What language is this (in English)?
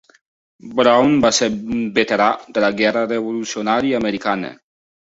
Catalan